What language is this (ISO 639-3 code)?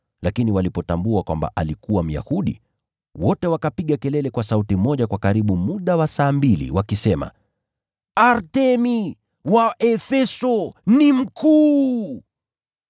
swa